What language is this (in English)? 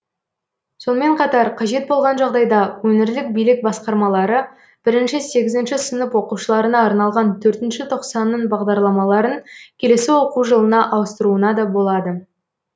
Kazakh